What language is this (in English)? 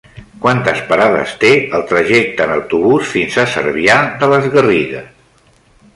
Catalan